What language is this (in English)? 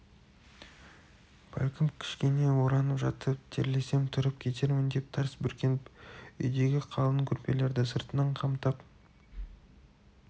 Kazakh